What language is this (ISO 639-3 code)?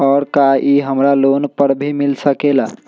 mag